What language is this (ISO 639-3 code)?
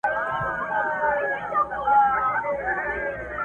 pus